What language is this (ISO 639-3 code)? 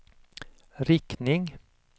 swe